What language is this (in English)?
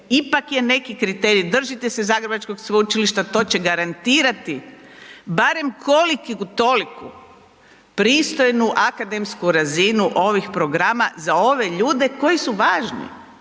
Croatian